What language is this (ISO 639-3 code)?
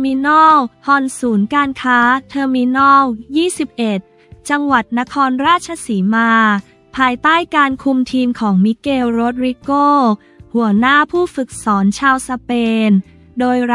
tha